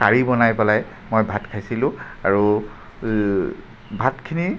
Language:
Assamese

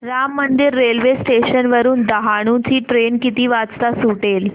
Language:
Marathi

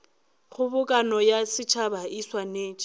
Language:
Northern Sotho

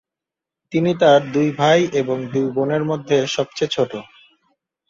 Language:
Bangla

